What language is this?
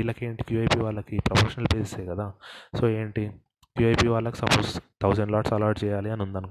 Telugu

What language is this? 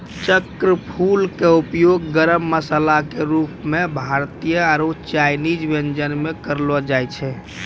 Maithili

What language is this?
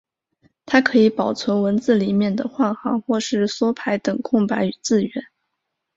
Chinese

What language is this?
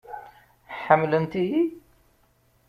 Kabyle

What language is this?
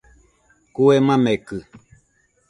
Nüpode Huitoto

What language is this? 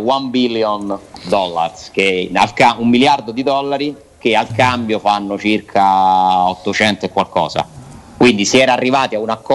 Italian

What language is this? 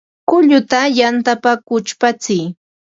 Ambo-Pasco Quechua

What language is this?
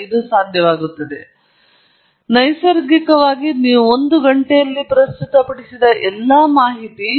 Kannada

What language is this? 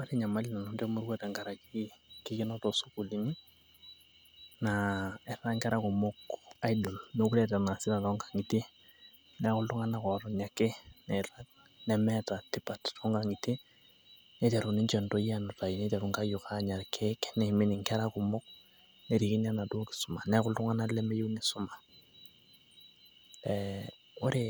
Masai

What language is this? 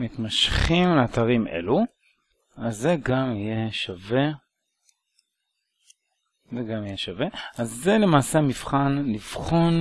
Hebrew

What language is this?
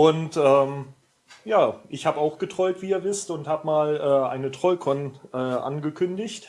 German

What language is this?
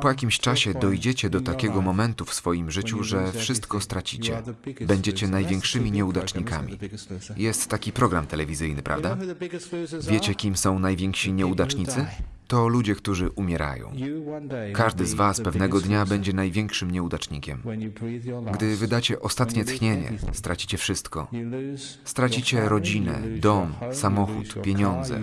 Polish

